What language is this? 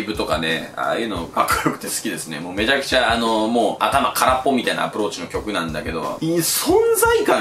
Japanese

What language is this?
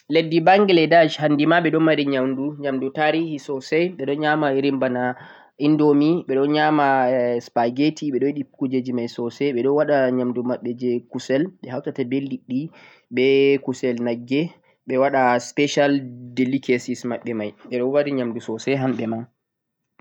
Central-Eastern Niger Fulfulde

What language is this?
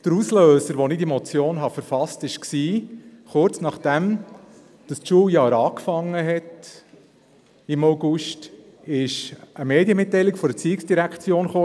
Swiss German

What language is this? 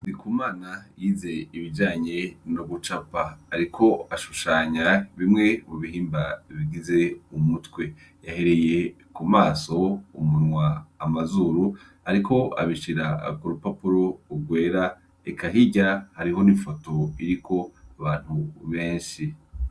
Rundi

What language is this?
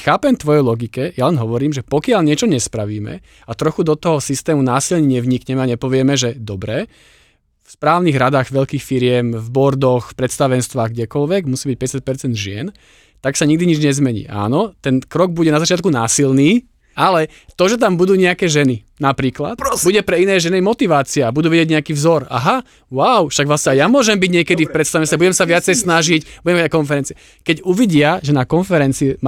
Slovak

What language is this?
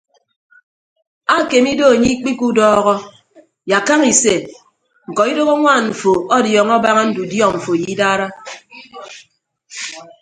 Ibibio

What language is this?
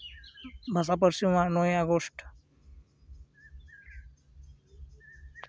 Santali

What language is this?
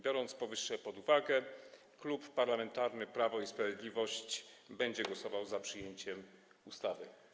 Polish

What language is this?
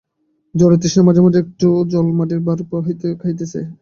Bangla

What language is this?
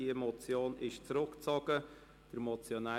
Swiss German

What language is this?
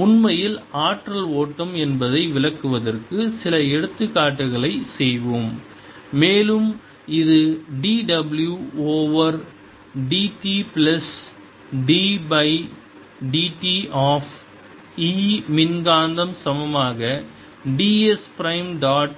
Tamil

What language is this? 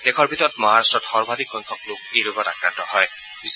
Assamese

